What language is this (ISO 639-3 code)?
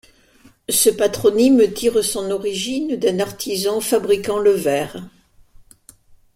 fra